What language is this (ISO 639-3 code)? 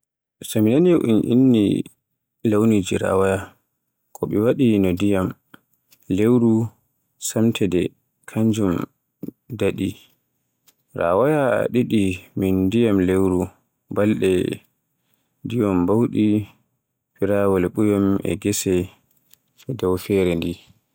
fue